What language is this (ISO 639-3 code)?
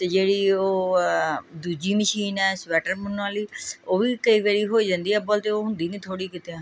pan